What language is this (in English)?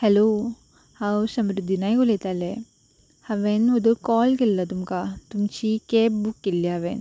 Konkani